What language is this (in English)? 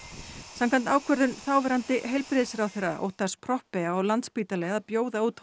Icelandic